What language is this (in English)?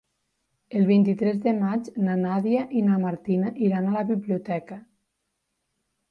Catalan